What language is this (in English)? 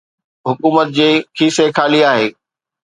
Sindhi